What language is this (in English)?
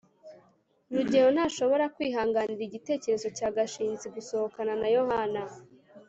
Kinyarwanda